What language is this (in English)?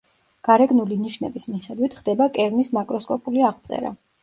Georgian